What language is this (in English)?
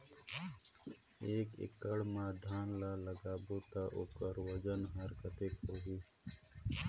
Chhattisgarhi